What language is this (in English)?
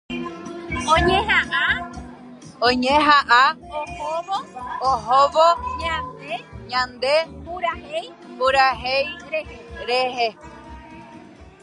Guarani